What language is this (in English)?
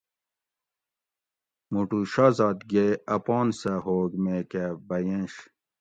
Gawri